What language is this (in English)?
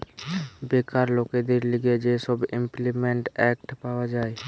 Bangla